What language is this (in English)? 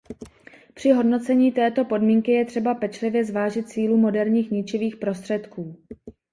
Czech